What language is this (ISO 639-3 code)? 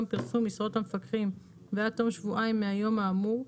heb